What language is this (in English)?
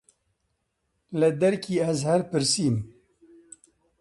Central Kurdish